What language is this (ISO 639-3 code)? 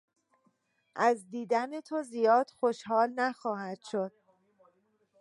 fas